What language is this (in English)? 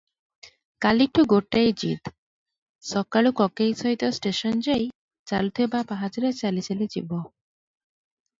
Odia